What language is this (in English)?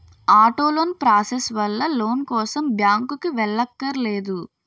Telugu